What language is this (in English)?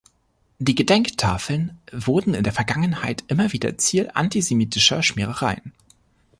German